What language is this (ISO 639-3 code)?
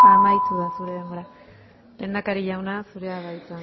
eus